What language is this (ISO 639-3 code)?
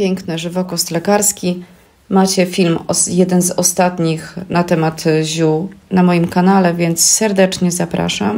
pol